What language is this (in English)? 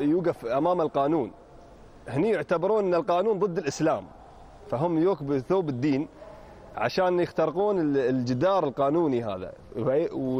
Arabic